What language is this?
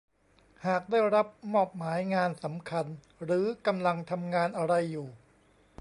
Thai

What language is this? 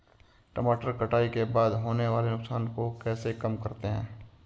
Hindi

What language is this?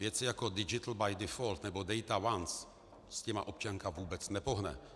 Czech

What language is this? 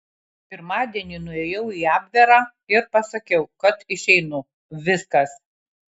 Lithuanian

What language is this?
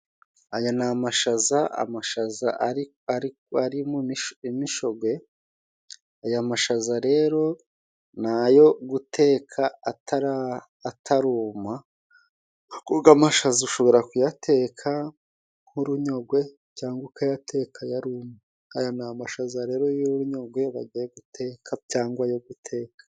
Kinyarwanda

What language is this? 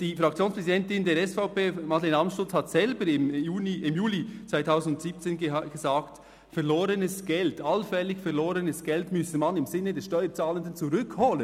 Swiss German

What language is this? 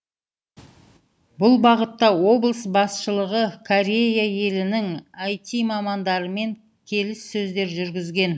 Kazakh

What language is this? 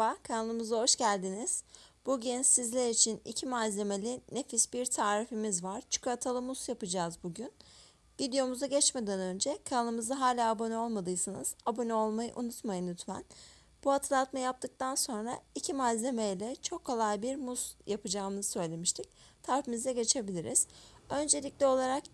Turkish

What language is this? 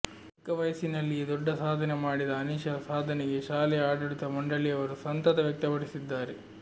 Kannada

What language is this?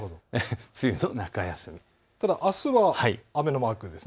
Japanese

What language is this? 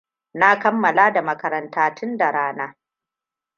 Hausa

